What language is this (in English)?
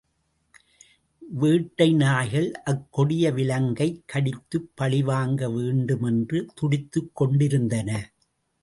Tamil